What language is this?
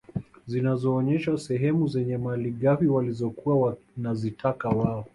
Swahili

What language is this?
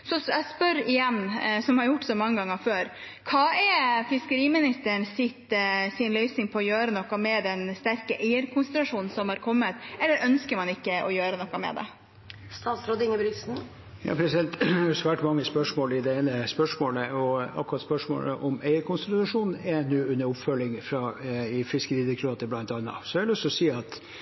Norwegian Bokmål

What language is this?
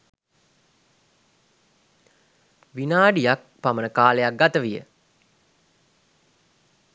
Sinhala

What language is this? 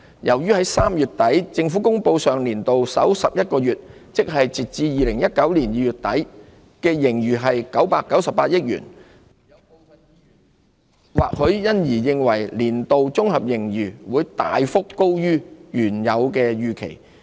Cantonese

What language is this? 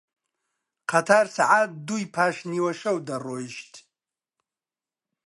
Central Kurdish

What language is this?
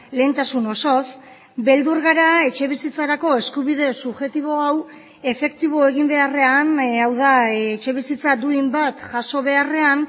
Basque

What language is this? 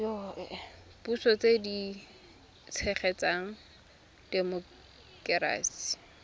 Tswana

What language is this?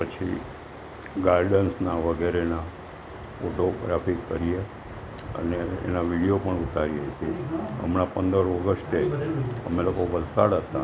Gujarati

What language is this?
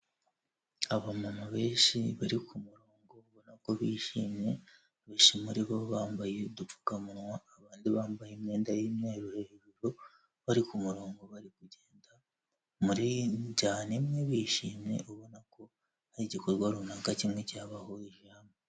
Kinyarwanda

